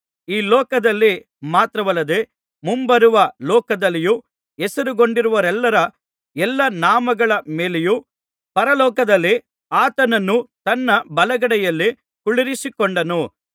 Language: Kannada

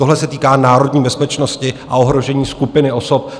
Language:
Czech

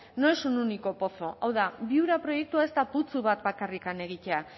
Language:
Basque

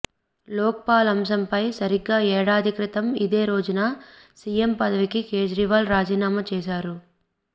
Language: Telugu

